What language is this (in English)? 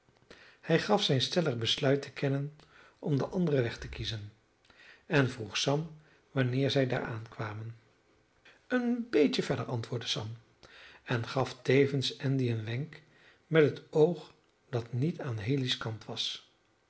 Dutch